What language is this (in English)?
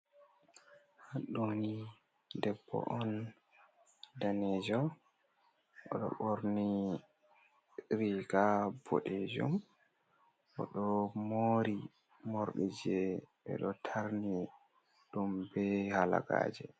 Fula